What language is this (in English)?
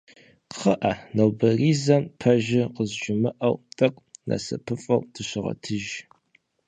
Kabardian